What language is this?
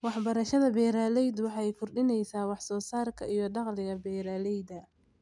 Somali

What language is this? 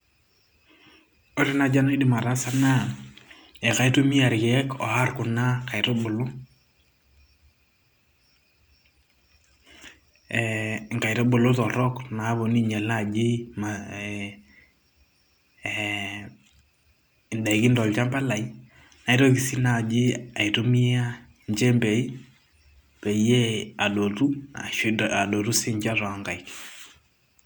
Masai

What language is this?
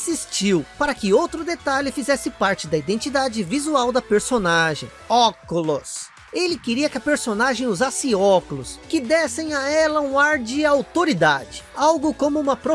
Portuguese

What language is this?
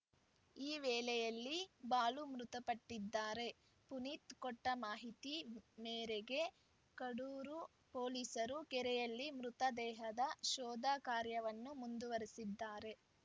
Kannada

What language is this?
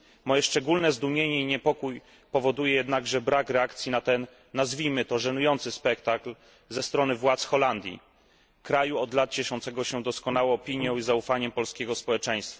Polish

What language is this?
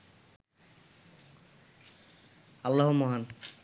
Bangla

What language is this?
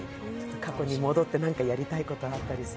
Japanese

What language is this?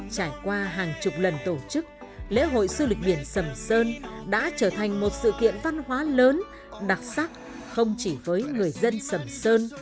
Vietnamese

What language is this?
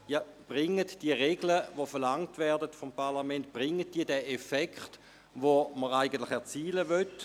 Swiss German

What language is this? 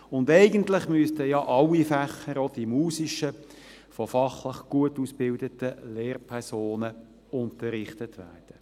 Swiss German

